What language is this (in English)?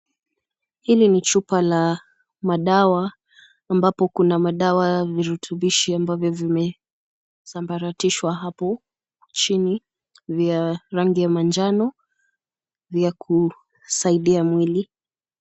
Swahili